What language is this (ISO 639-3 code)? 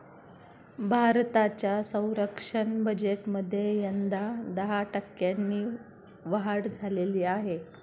mar